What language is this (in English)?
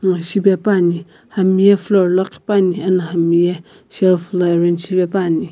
Sumi Naga